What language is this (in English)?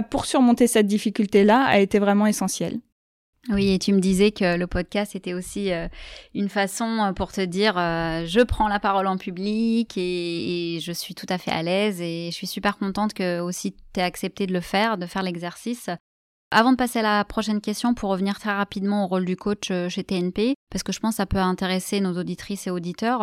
French